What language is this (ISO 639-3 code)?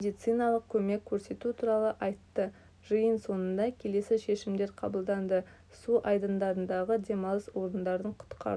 kaz